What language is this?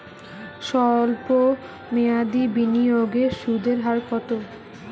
Bangla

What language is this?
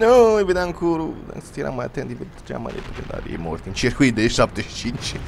Romanian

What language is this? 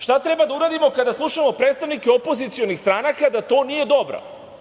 Serbian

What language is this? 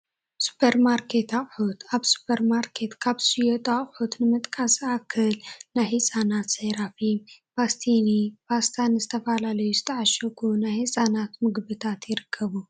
Tigrinya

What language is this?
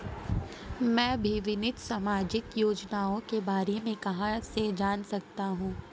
Hindi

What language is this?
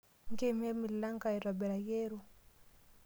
Masai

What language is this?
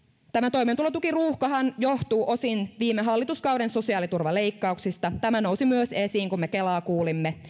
Finnish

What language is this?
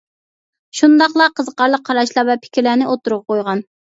Uyghur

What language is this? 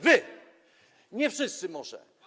Polish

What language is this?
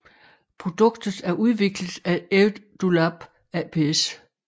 Danish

